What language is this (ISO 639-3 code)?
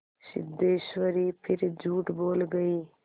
hin